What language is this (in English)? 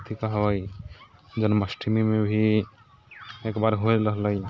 Maithili